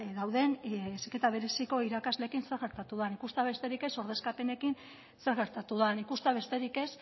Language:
Basque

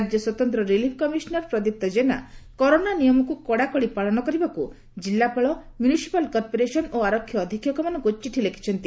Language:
Odia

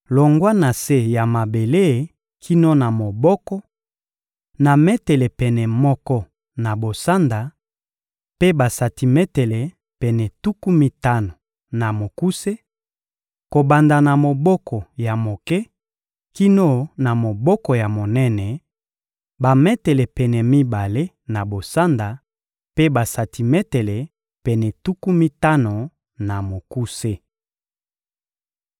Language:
Lingala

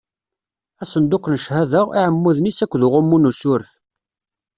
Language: Kabyle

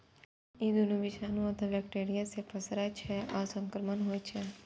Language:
Maithili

